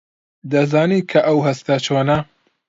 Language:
Central Kurdish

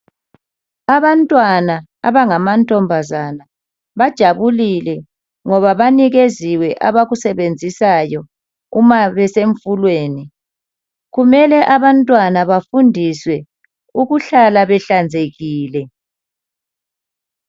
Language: North Ndebele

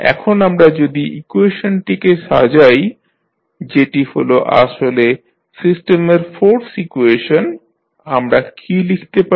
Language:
Bangla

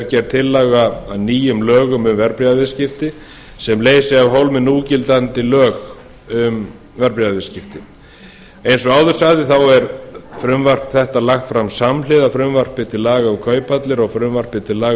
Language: Icelandic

